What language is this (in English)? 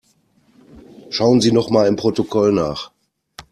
German